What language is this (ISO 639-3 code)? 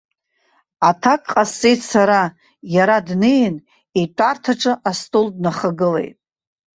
abk